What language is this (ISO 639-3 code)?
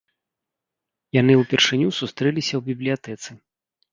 bel